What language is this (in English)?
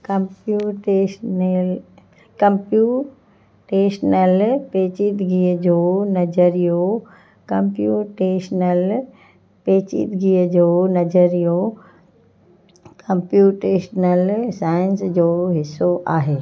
Sindhi